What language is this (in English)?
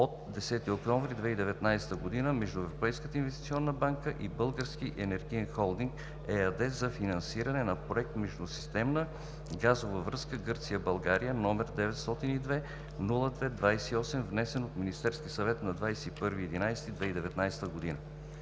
Bulgarian